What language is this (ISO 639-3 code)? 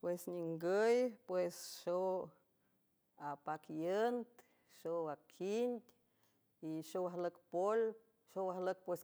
hue